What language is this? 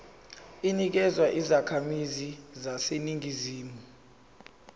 Zulu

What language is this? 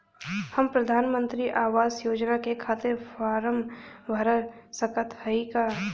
Bhojpuri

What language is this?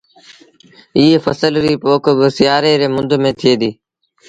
Sindhi Bhil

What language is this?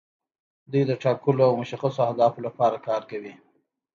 Pashto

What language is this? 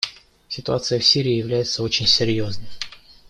Russian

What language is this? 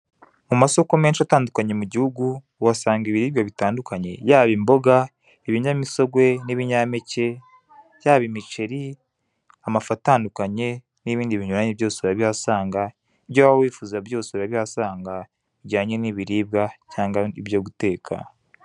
Kinyarwanda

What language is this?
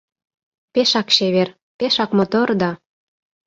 Mari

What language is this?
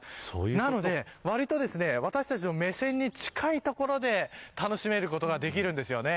Japanese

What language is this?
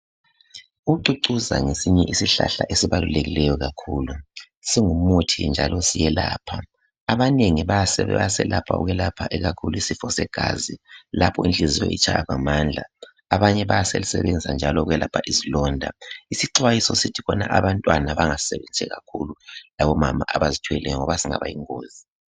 North Ndebele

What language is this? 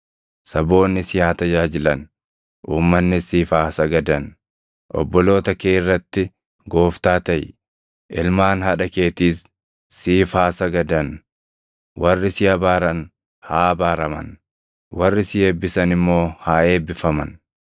Oromo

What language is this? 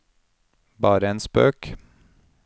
Norwegian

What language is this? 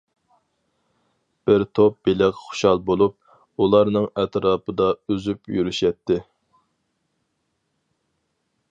Uyghur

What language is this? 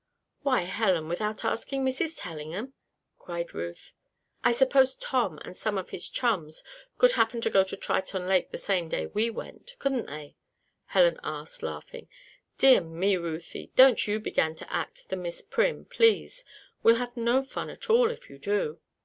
English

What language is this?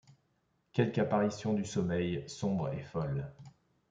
French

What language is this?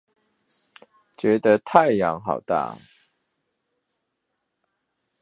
Chinese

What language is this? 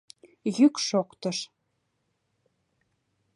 Mari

